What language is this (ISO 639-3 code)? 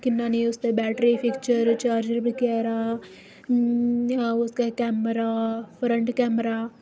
doi